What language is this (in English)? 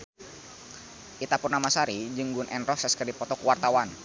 Sundanese